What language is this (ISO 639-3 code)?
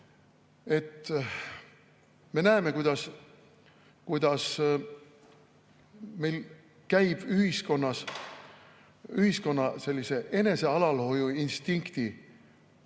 est